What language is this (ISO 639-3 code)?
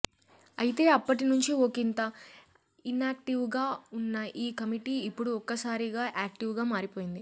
tel